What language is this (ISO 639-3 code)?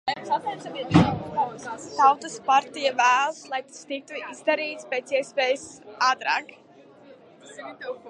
lav